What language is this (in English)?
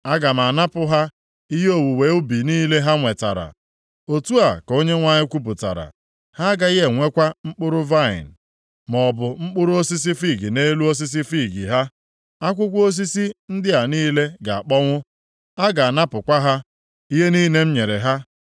Igbo